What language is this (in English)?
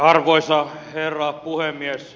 Finnish